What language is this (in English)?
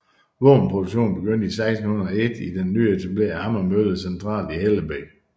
Danish